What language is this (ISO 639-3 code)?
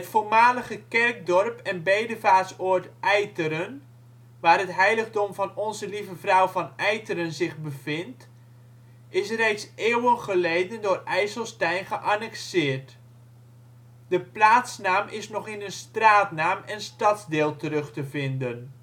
nld